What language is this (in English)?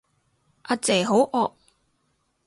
Cantonese